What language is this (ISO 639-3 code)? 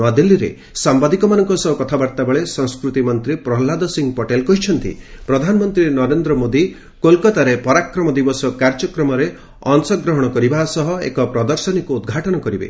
ori